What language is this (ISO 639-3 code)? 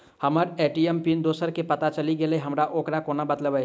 mai